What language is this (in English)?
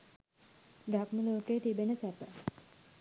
Sinhala